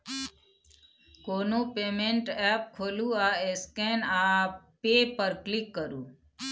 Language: Maithili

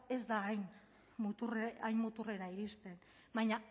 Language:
Basque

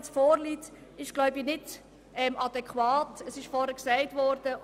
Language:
Swiss German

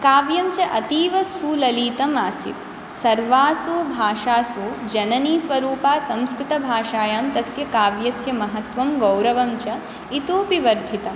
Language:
Sanskrit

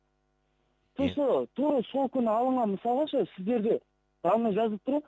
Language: Kazakh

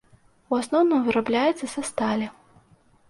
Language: Belarusian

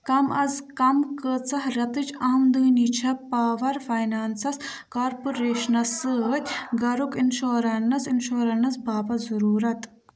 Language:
Kashmiri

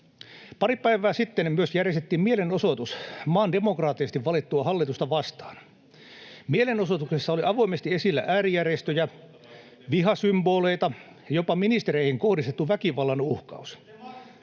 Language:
Finnish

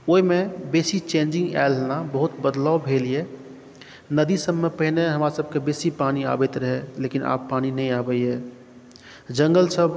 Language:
Maithili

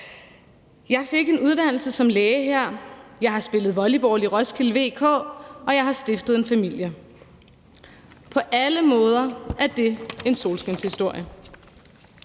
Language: Danish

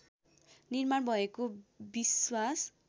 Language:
Nepali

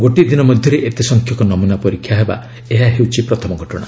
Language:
Odia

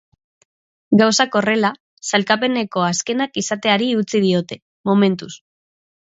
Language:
Basque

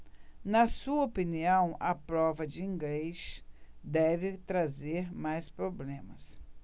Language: Portuguese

